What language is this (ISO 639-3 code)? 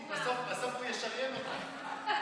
heb